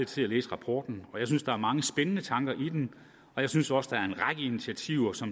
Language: Danish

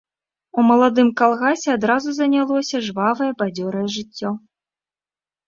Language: Belarusian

